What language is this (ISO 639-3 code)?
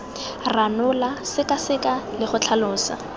tsn